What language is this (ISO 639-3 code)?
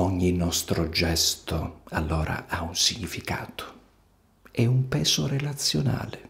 ita